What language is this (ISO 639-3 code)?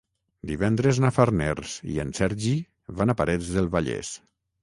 cat